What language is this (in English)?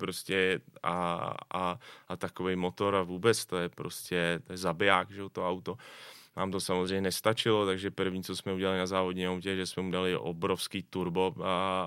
Czech